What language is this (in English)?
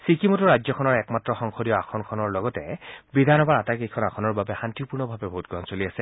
Assamese